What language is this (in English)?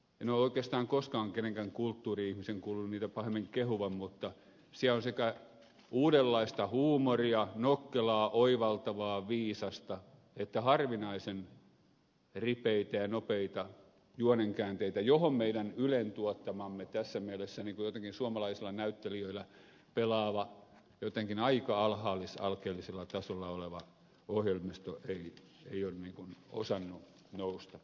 Finnish